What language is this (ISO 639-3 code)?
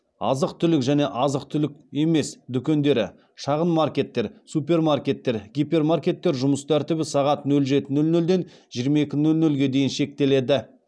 kaz